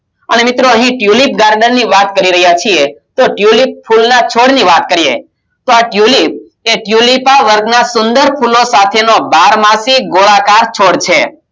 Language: Gujarati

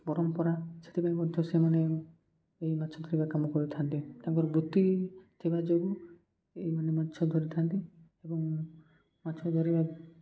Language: Odia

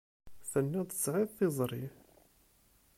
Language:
Kabyle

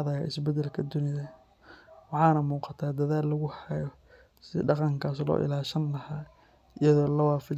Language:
Somali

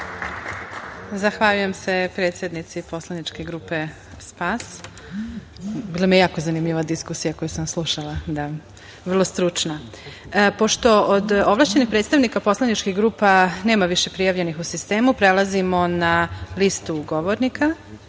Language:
Serbian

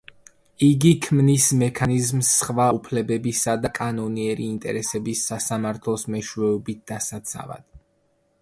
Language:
Georgian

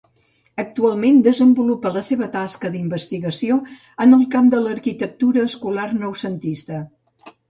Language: Catalan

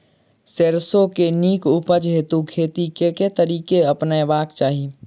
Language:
Maithili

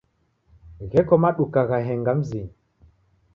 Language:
Taita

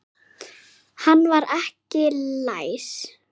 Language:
Icelandic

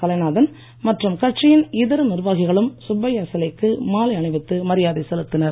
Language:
Tamil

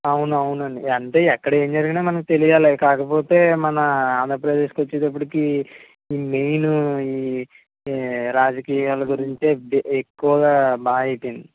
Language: Telugu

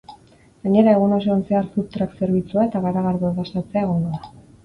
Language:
Basque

